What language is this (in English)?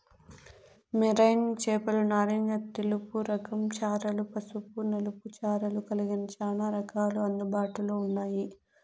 Telugu